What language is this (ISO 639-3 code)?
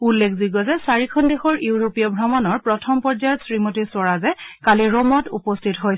asm